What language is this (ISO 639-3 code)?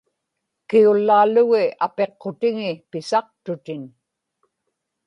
ipk